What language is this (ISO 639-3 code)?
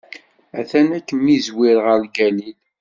kab